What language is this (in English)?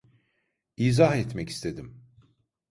Turkish